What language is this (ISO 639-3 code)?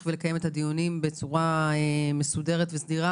heb